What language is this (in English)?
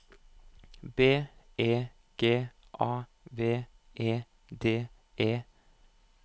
Norwegian